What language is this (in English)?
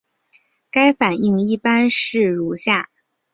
Chinese